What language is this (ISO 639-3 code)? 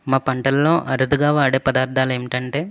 tel